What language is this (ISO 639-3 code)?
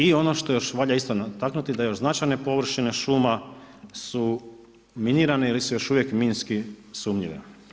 hrv